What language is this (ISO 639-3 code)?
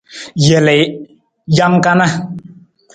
nmz